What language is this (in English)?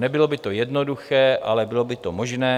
Czech